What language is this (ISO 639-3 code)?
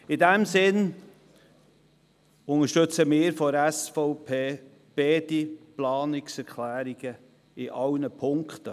gsw